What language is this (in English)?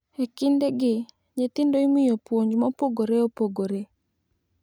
Luo (Kenya and Tanzania)